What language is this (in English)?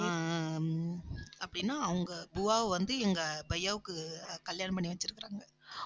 Tamil